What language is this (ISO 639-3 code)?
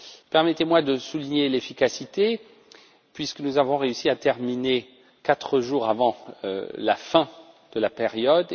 fra